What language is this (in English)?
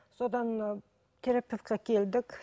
Kazakh